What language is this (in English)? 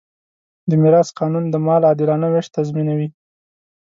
Pashto